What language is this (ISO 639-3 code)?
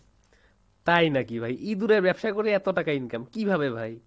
ben